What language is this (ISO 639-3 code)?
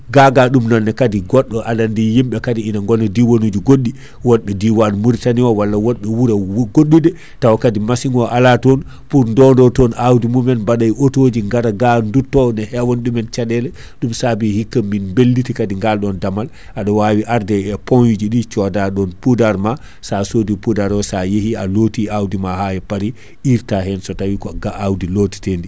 ful